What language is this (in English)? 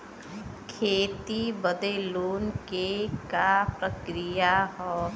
Bhojpuri